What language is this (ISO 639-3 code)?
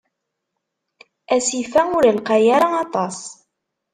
kab